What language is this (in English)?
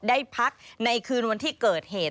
Thai